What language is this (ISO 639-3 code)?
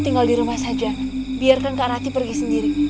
ind